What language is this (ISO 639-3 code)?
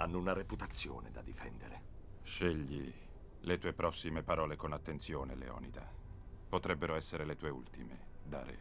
ita